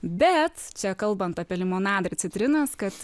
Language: Lithuanian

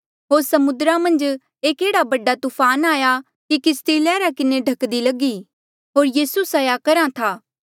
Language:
Mandeali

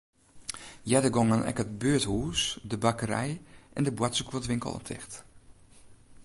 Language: Western Frisian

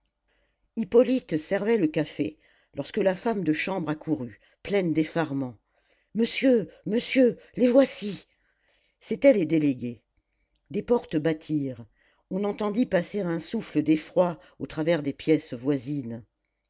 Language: French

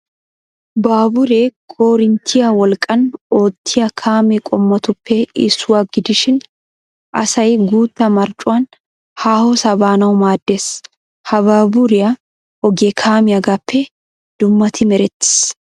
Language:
Wolaytta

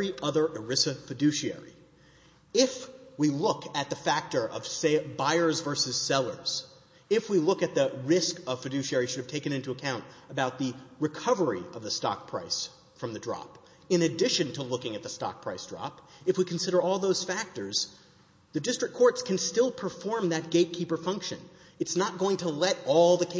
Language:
English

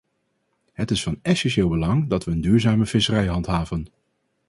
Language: Dutch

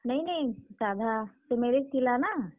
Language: Odia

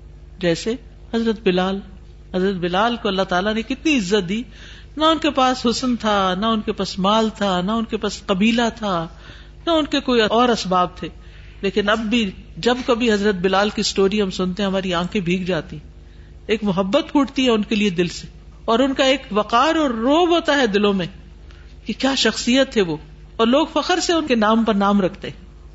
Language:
Urdu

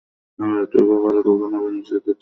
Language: Bangla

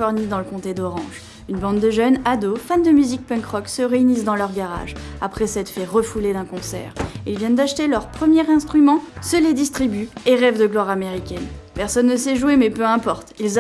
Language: French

